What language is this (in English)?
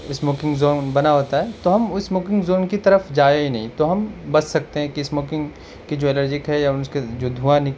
Urdu